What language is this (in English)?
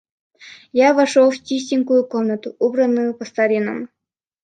Russian